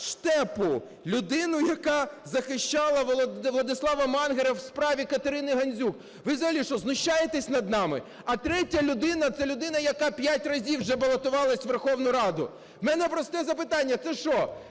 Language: Ukrainian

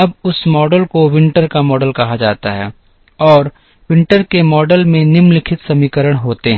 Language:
Hindi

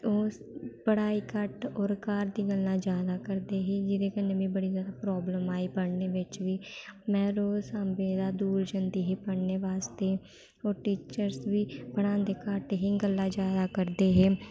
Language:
Dogri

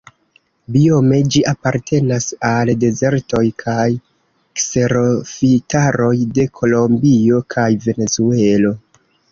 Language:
Esperanto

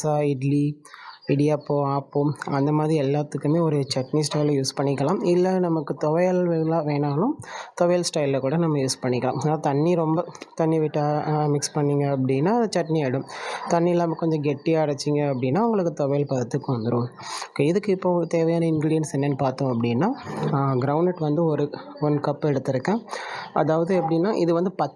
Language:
Tamil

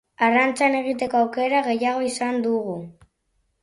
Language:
Basque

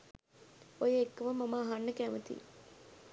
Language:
Sinhala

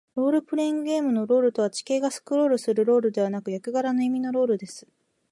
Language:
Japanese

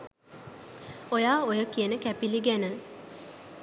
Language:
Sinhala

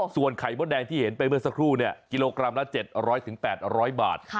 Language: Thai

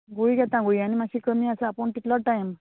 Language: Konkani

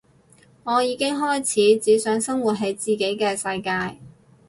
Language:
Cantonese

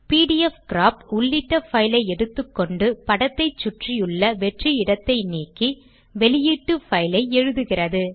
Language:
Tamil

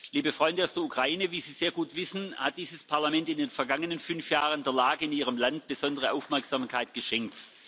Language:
German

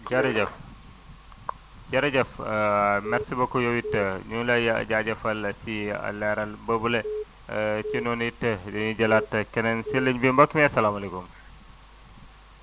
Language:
Wolof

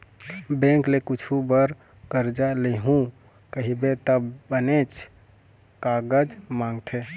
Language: Chhattisgarhi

